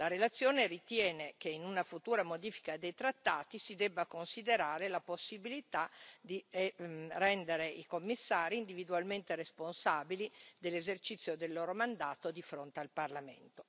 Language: Italian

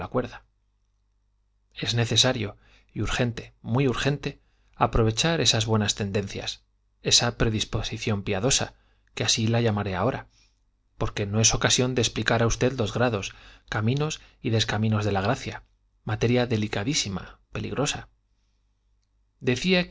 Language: Spanish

